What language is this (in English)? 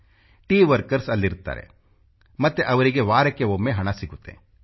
Kannada